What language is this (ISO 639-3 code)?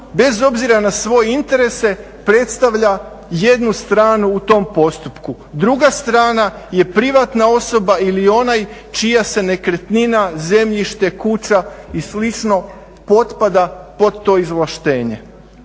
hrv